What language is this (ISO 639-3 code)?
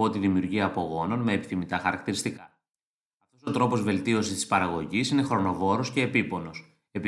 ell